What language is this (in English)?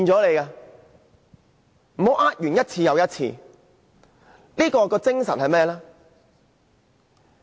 Cantonese